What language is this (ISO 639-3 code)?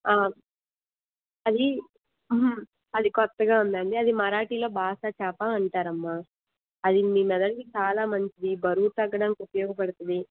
tel